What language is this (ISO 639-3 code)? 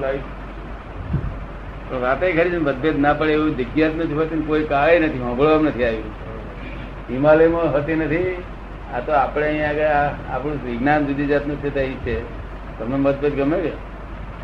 guj